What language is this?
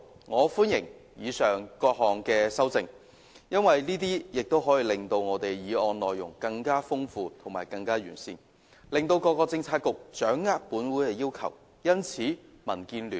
Cantonese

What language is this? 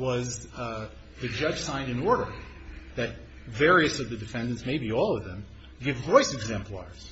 English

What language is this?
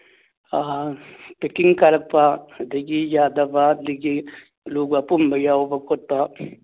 Manipuri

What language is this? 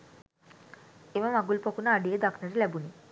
Sinhala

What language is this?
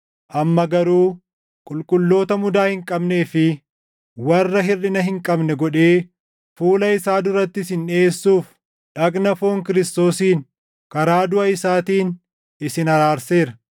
Oromo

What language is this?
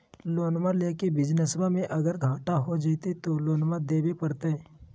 Magahi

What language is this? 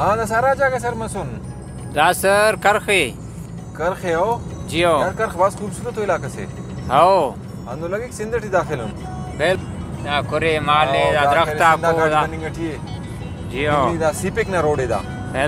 Arabic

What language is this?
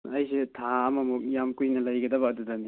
Manipuri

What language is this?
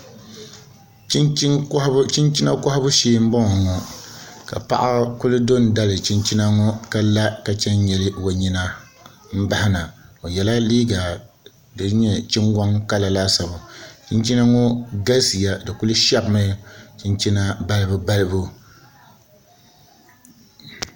Dagbani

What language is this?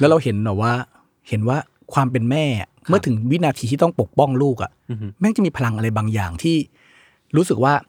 Thai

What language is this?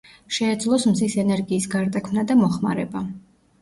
Georgian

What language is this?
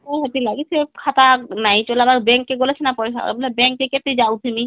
Odia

